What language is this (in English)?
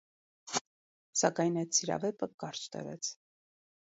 Armenian